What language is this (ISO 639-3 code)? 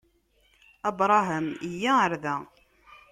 kab